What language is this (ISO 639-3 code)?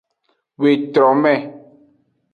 ajg